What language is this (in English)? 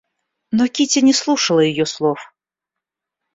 Russian